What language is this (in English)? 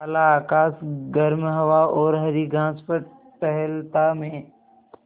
Hindi